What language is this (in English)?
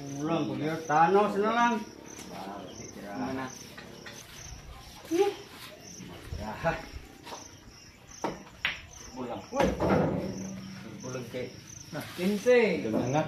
Filipino